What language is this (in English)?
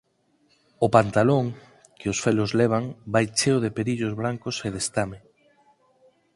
Galician